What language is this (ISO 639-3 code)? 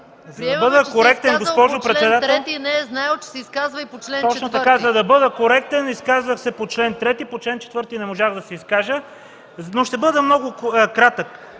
bul